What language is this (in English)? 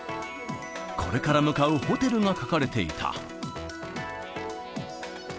Japanese